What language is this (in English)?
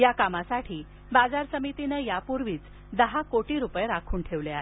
Marathi